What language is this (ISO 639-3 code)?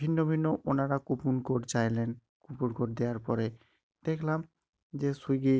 ben